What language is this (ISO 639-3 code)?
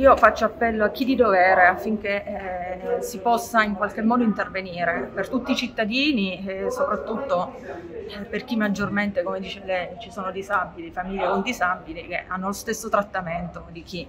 ita